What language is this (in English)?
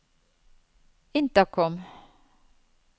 Norwegian